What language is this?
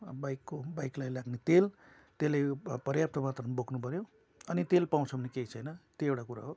Nepali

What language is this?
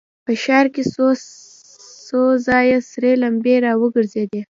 Pashto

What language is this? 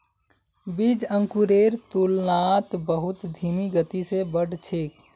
Magahi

